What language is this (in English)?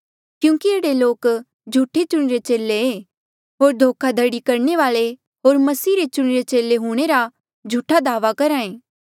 Mandeali